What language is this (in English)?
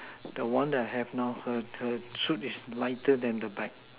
English